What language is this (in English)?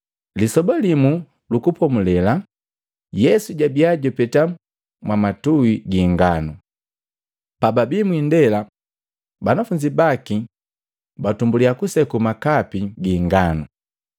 Matengo